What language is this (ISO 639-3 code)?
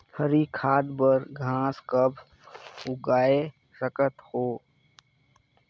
hne